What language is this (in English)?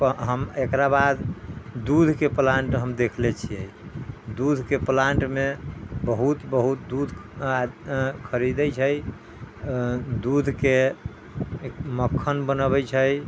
Maithili